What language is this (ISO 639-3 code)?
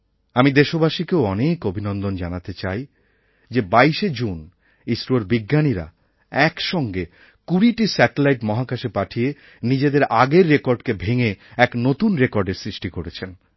ben